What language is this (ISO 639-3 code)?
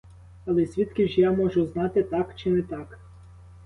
ukr